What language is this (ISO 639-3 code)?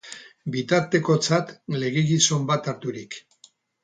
eus